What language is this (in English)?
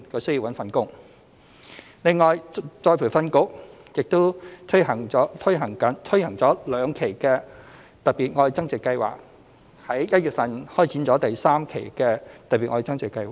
Cantonese